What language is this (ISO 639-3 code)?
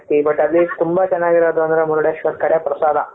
kan